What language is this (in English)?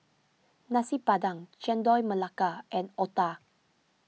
English